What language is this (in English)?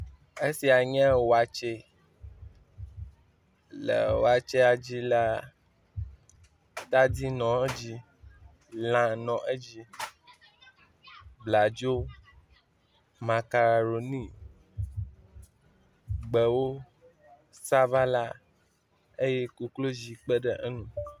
Ewe